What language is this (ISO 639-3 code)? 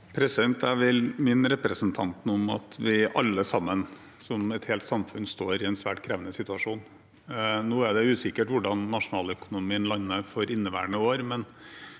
nor